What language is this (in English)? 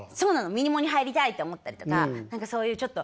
Japanese